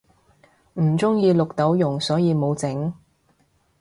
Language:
Cantonese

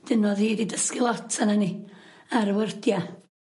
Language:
Welsh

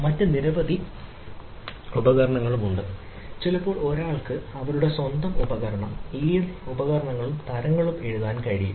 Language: Malayalam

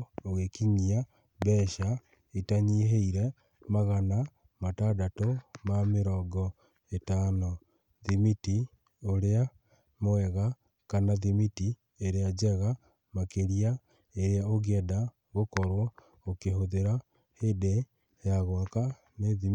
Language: Kikuyu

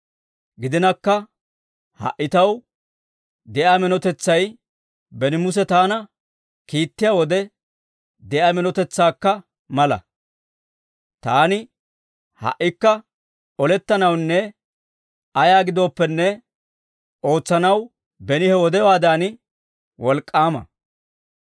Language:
Dawro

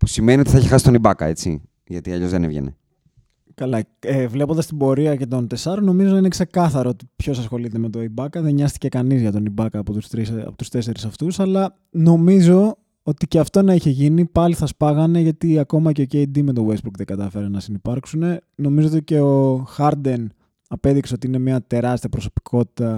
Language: Greek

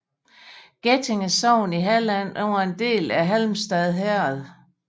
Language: Danish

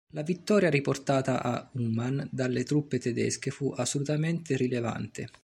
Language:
Italian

